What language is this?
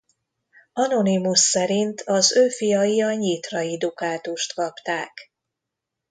Hungarian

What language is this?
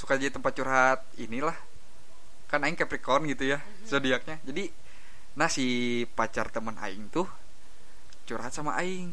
Indonesian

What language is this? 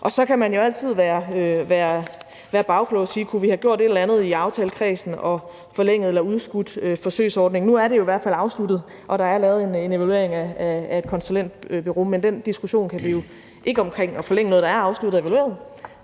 Danish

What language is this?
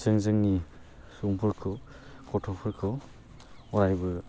Bodo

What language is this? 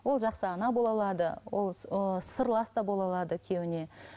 Kazakh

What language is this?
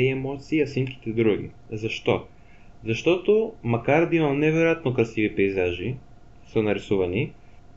Bulgarian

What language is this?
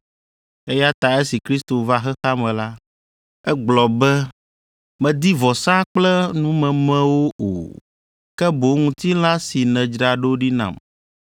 Ewe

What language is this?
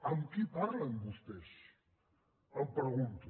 Catalan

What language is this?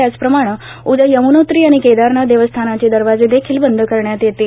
Marathi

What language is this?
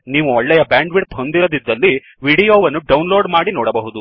Kannada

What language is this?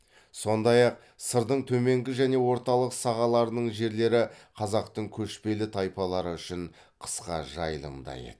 Kazakh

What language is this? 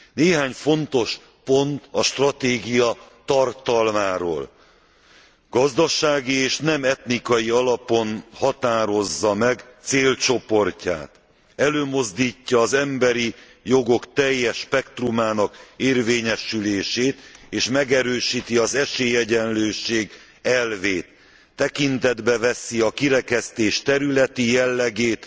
Hungarian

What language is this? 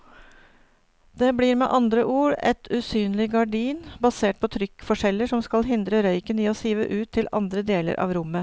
Norwegian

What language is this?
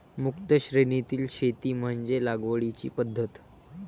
Marathi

